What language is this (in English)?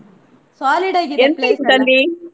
Kannada